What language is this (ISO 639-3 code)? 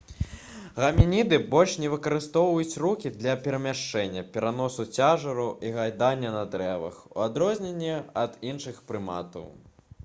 bel